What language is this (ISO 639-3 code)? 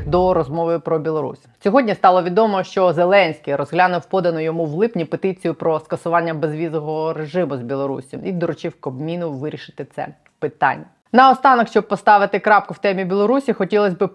ukr